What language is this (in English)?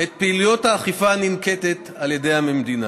Hebrew